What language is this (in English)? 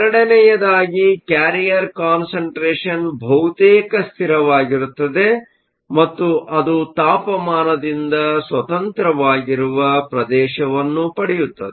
Kannada